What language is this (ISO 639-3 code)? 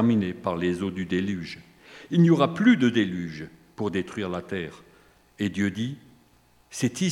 fra